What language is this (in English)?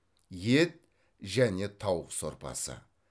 Kazakh